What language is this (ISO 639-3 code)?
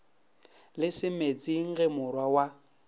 nso